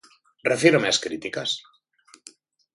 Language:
Galician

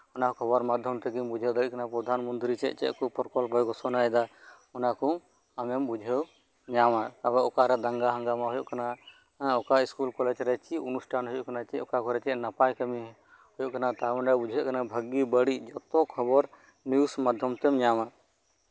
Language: Santali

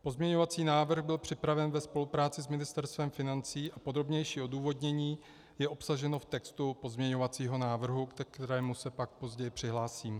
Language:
Czech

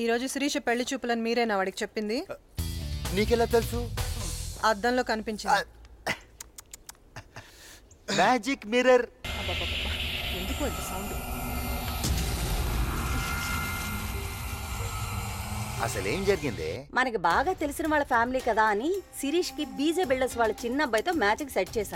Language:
Telugu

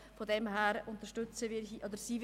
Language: Swiss German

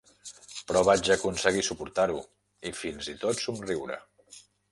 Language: Catalan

